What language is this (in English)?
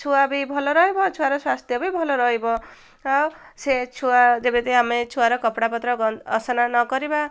Odia